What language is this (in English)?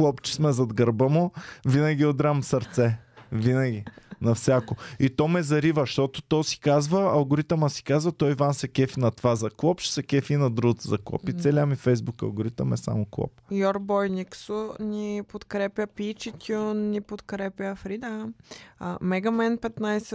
Bulgarian